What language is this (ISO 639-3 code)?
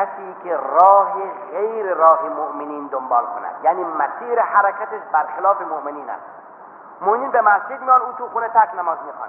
fas